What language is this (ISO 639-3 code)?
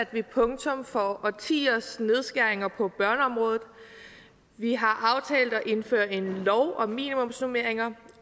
dan